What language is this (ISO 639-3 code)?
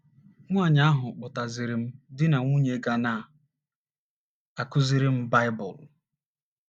ibo